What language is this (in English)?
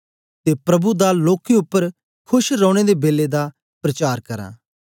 Dogri